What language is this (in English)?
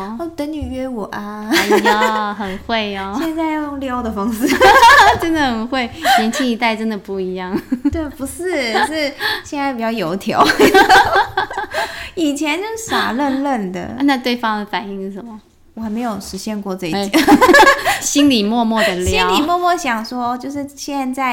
Chinese